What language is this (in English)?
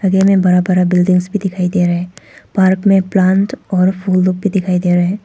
Hindi